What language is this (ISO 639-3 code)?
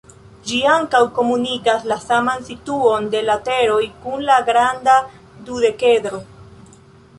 epo